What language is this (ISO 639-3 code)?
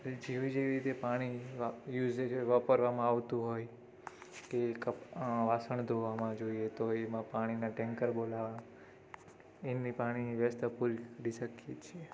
guj